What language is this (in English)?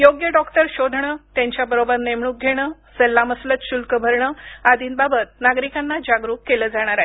Marathi